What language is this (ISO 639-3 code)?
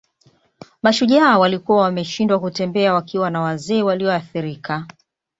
swa